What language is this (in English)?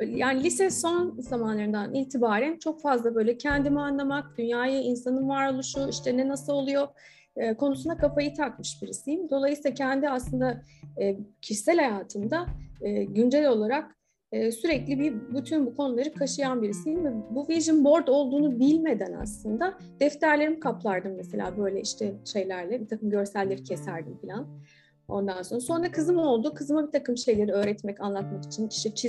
Turkish